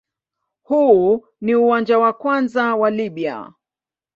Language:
Swahili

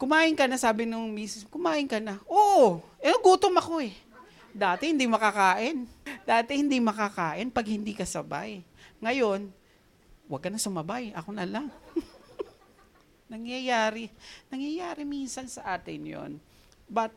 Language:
Filipino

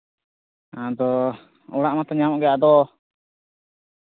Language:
Santali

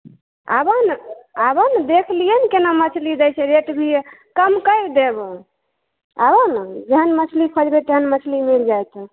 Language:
Maithili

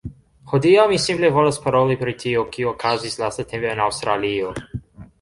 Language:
Esperanto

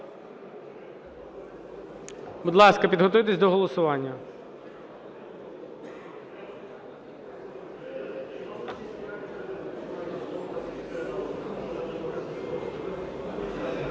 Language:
Ukrainian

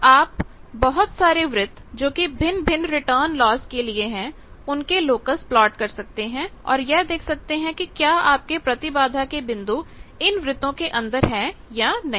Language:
Hindi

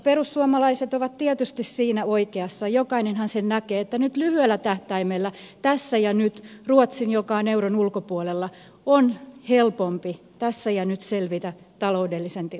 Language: Finnish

